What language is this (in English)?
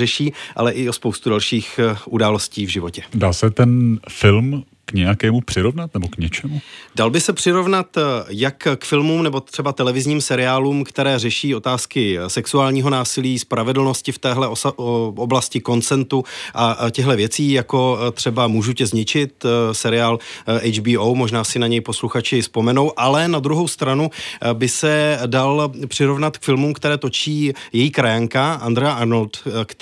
Czech